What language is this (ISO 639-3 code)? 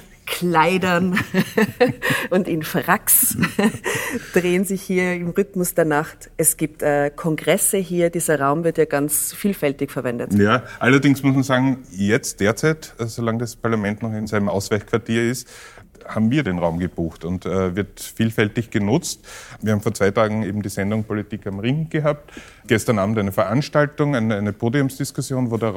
deu